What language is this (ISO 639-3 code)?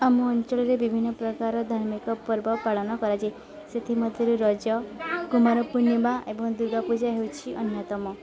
ori